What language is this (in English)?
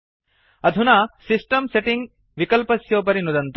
Sanskrit